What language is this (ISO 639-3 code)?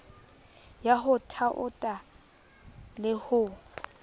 sot